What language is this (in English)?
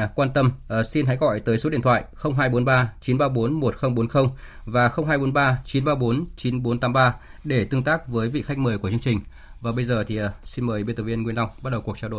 Vietnamese